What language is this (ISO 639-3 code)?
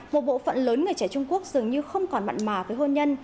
vie